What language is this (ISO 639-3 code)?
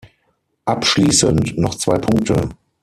deu